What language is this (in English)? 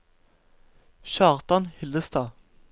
Norwegian